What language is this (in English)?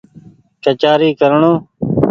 Goaria